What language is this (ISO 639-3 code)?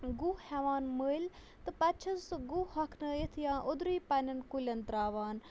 kas